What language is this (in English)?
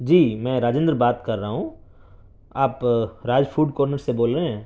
Urdu